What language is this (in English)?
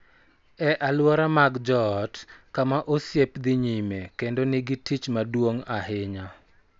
Luo (Kenya and Tanzania)